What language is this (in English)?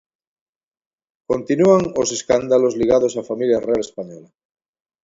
Galician